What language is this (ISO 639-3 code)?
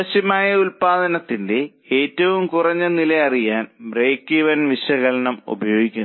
mal